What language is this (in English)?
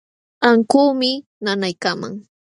Jauja Wanca Quechua